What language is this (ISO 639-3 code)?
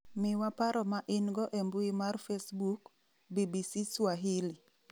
luo